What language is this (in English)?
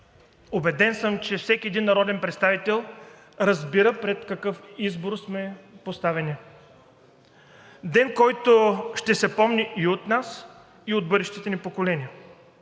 Bulgarian